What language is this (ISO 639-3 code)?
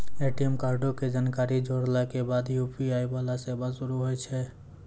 mai